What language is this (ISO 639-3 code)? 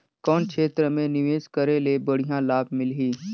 hne